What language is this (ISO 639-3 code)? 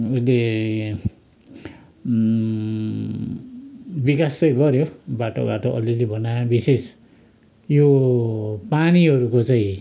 nep